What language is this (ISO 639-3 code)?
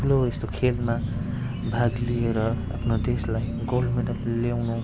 nep